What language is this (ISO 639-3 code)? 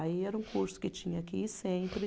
por